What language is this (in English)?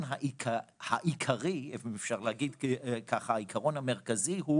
Hebrew